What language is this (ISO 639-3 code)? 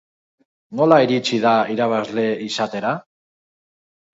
eus